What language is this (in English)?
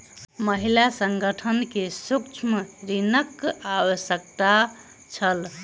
Maithili